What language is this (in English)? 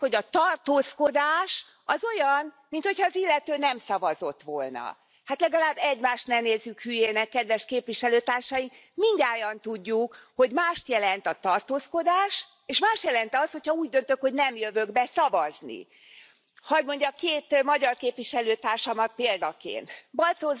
French